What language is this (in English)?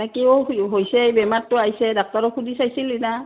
Assamese